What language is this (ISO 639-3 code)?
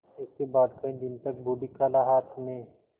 hin